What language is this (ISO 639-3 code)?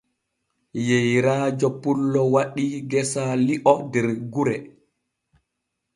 fue